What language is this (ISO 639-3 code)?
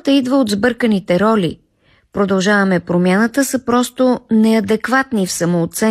bul